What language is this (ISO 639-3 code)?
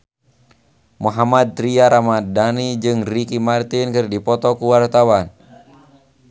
sun